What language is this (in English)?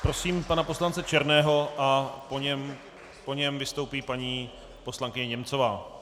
Czech